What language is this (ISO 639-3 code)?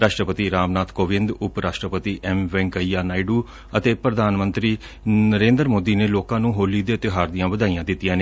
pan